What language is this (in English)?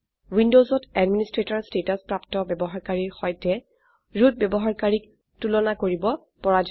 Assamese